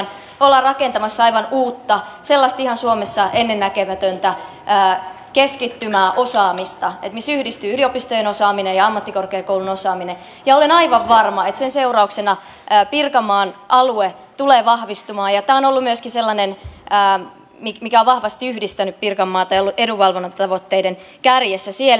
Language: Finnish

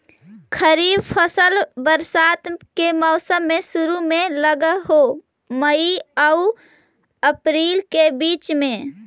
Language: Magahi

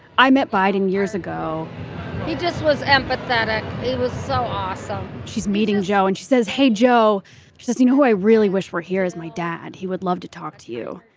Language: English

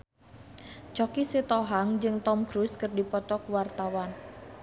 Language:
Sundanese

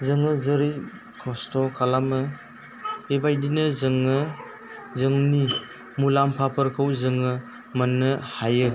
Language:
Bodo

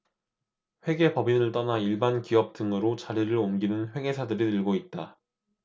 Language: Korean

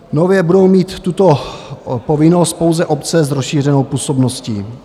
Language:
Czech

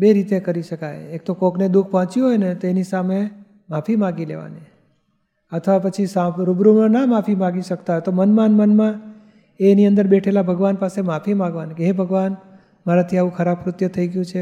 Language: Gujarati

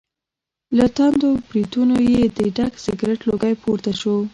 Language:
Pashto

